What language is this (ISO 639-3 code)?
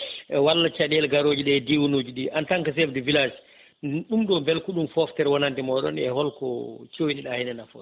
ful